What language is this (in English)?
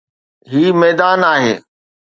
Sindhi